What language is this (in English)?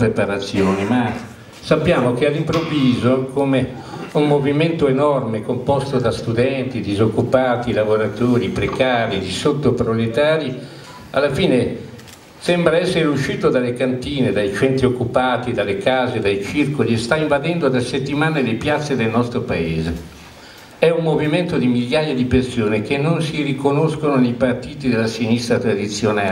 Italian